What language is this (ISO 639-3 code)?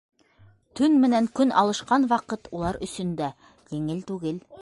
bak